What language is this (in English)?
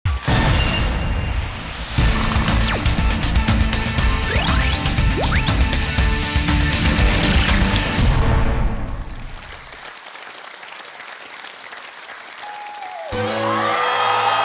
Korean